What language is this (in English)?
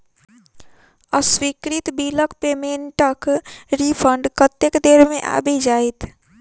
Maithili